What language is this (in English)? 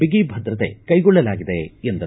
Kannada